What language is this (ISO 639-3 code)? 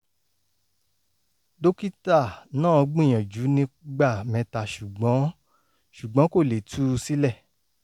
yor